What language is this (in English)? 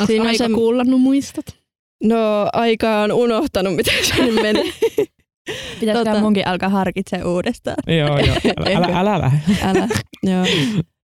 Finnish